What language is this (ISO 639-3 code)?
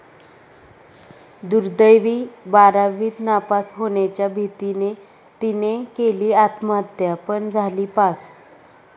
mar